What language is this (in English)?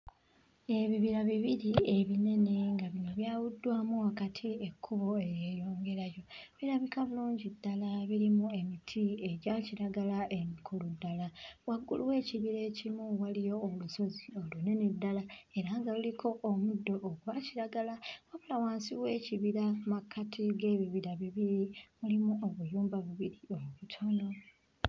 Ganda